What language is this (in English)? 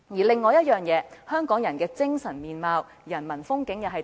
Cantonese